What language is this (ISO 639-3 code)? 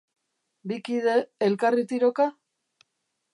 eus